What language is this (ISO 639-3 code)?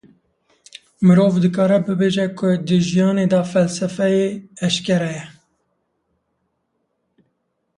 kur